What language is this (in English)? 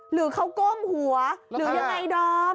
Thai